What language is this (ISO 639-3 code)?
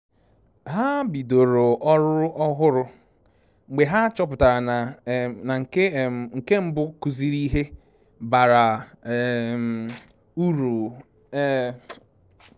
ibo